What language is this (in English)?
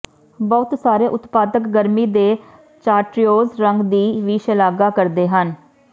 Punjabi